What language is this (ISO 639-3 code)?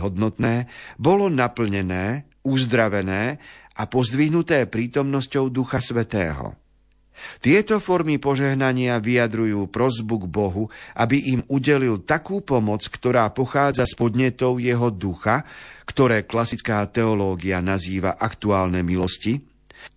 slk